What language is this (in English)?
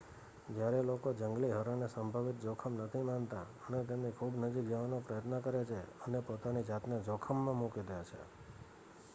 Gujarati